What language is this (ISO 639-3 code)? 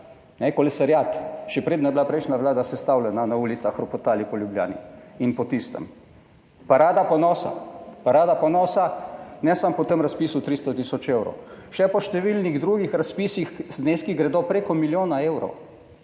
slv